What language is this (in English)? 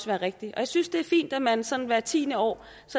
Danish